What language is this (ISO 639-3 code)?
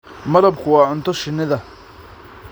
som